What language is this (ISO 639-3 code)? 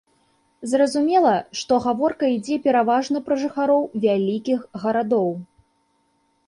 bel